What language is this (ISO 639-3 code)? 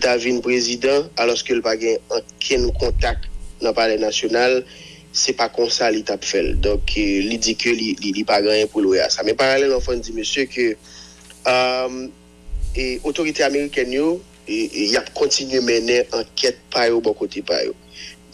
fra